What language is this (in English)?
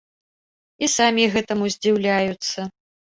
Belarusian